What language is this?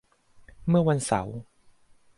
Thai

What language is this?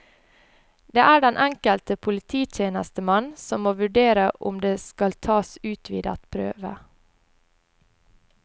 Norwegian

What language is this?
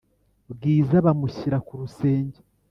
Kinyarwanda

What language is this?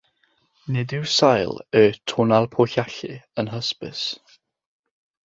Welsh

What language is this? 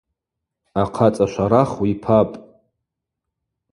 Abaza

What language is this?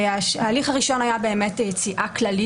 Hebrew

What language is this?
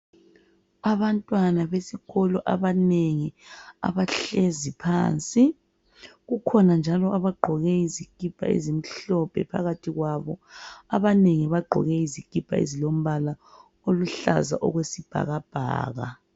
North Ndebele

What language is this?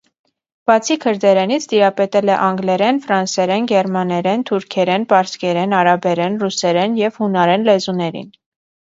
Armenian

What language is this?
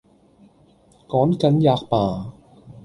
Cantonese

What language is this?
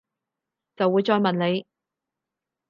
Cantonese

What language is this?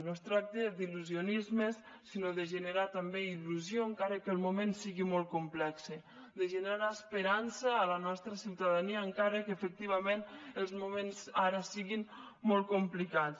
Catalan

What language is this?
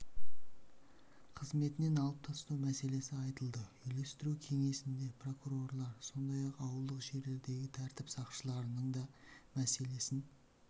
Kazakh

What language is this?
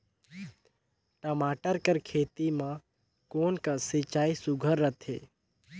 Chhattisgarhi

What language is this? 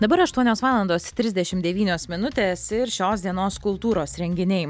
Lithuanian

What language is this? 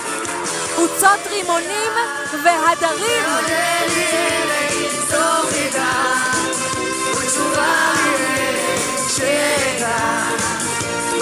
Hebrew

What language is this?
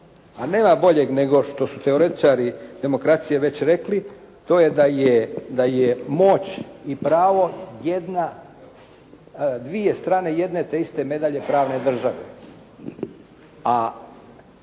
Croatian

